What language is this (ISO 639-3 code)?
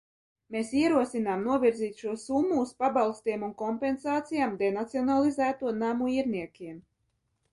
lav